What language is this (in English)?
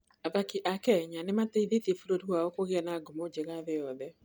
Kikuyu